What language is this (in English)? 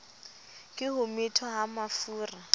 Southern Sotho